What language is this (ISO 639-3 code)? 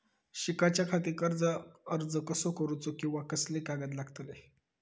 mar